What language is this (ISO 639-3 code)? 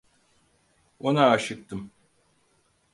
tur